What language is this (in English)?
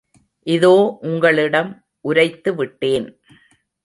Tamil